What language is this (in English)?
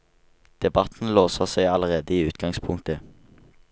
Norwegian